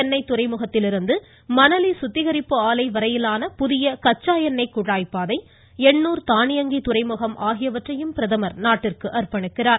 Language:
Tamil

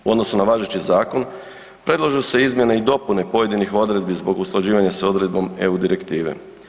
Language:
Croatian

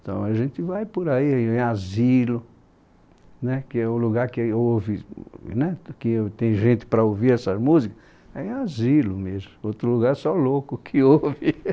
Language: Portuguese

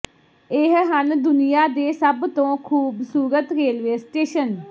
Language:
Punjabi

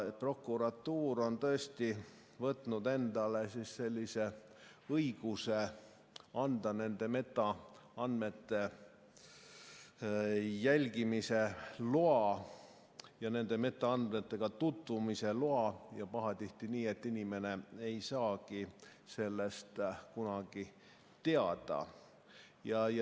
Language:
Estonian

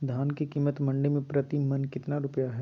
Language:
Magahi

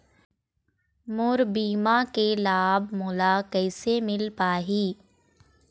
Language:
Chhattisgarhi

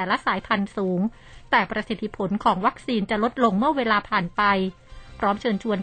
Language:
Thai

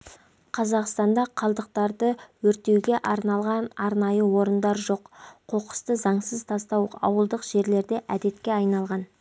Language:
Kazakh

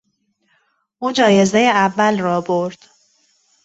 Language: Persian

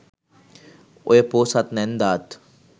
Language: Sinhala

